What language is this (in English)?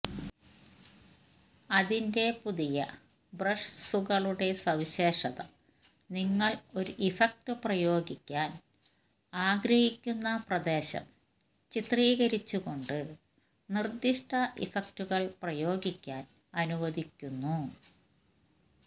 Malayalam